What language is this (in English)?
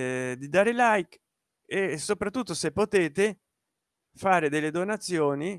Italian